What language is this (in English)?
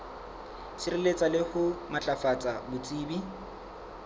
Southern Sotho